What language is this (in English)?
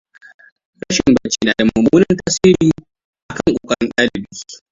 Hausa